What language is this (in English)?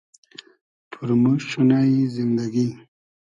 Hazaragi